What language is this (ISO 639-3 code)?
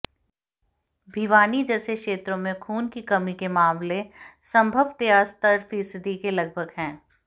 hin